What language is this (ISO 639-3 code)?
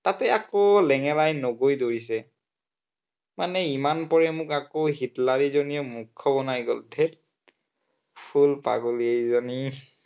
asm